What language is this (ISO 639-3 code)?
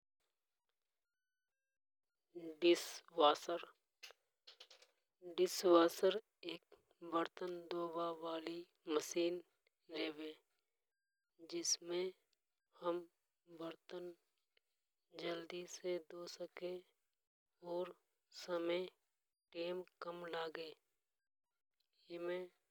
hoj